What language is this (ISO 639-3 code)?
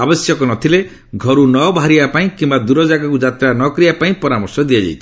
ori